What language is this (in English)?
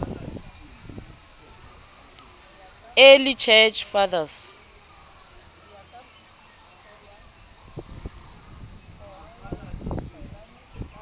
Southern Sotho